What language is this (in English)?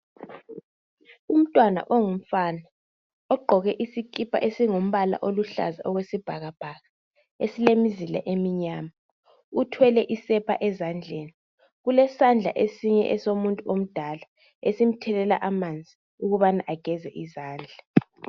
North Ndebele